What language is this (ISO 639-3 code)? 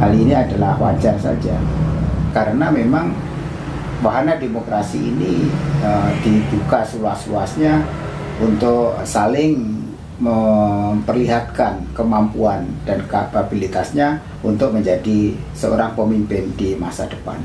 ind